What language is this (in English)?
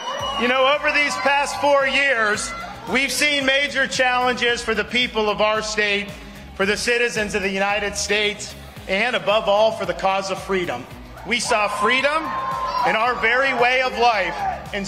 Arabic